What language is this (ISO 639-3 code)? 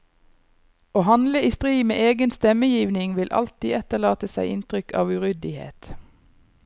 nor